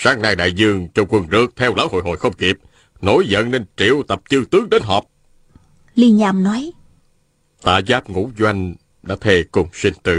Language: Vietnamese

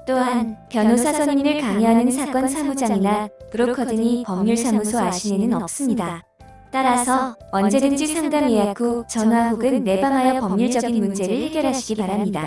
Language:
Korean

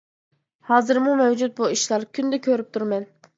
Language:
Uyghur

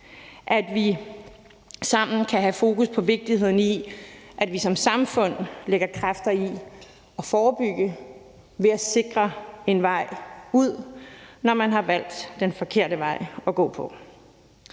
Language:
Danish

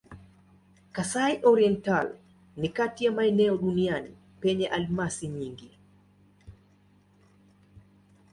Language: Swahili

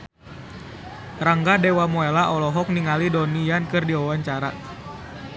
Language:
Sundanese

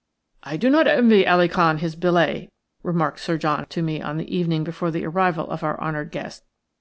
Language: English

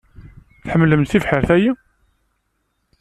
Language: Kabyle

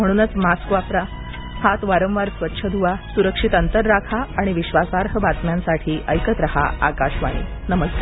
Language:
Marathi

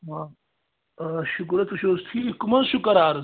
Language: Kashmiri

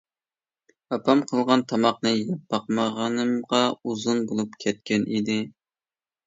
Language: Uyghur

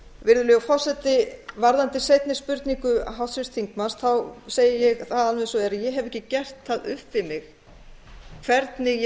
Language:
Icelandic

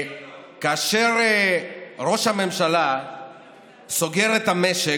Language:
Hebrew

